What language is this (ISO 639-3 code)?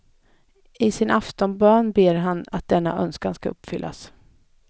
swe